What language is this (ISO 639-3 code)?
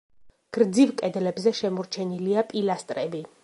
kat